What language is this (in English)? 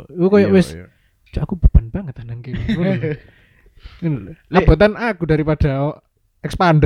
Indonesian